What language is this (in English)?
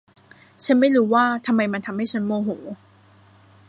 Thai